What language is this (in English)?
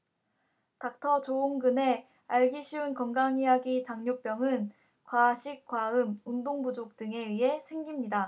Korean